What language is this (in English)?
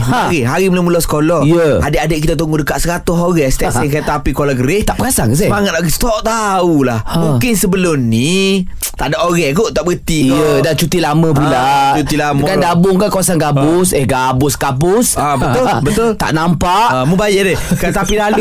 Malay